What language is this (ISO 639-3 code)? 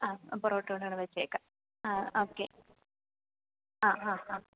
mal